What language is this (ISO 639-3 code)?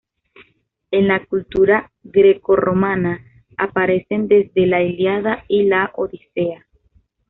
spa